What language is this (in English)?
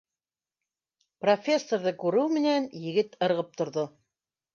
Bashkir